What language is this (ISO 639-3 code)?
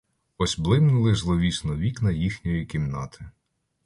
ukr